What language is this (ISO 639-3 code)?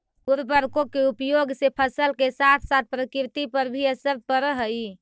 mag